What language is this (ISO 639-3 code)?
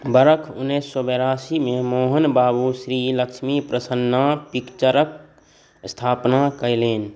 mai